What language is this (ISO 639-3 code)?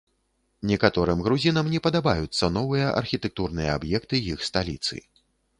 bel